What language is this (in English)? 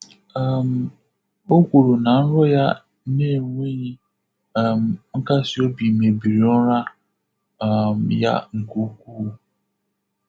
Igbo